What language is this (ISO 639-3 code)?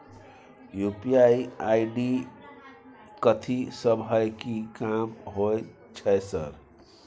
mai